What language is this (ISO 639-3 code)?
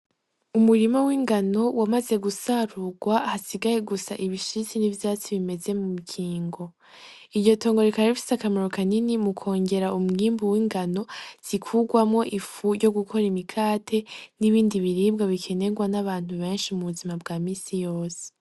run